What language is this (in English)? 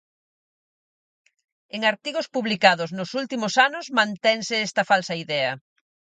Galician